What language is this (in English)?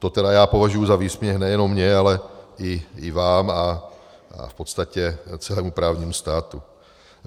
Czech